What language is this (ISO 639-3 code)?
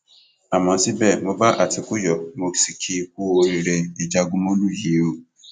yor